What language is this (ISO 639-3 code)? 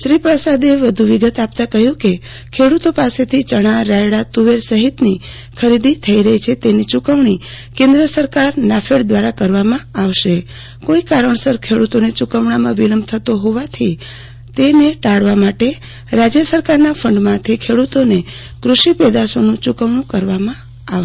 guj